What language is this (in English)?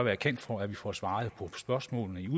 Danish